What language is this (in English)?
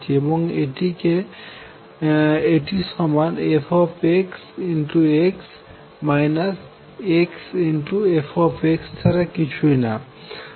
Bangla